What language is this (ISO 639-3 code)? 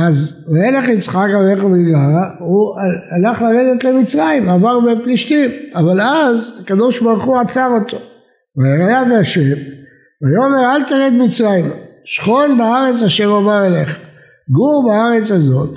heb